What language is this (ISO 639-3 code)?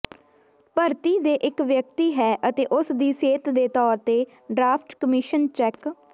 pan